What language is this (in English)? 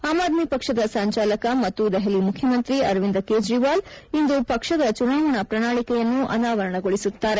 Kannada